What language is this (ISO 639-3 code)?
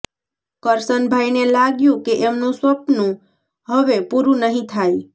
guj